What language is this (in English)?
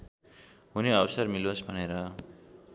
Nepali